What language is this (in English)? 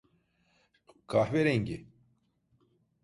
Turkish